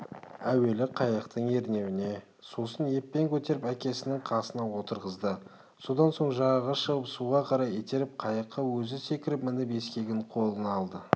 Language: Kazakh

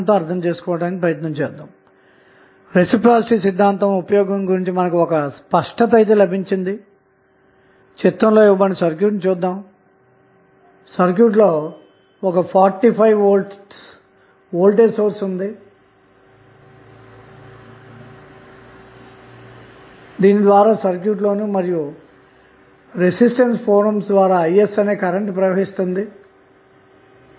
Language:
Telugu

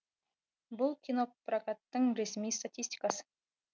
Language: Kazakh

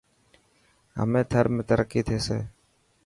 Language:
Dhatki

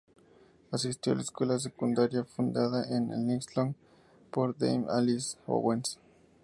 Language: Spanish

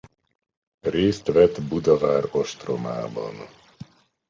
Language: Hungarian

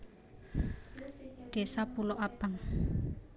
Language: Javanese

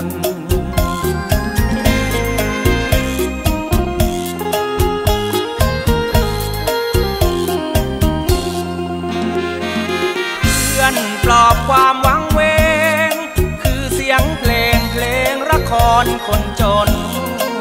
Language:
Thai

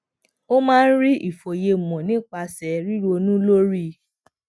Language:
Yoruba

